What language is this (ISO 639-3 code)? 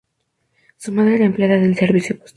spa